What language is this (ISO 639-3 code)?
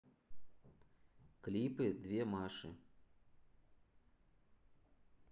rus